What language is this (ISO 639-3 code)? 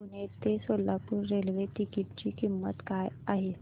mar